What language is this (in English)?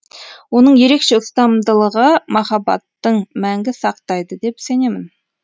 Kazakh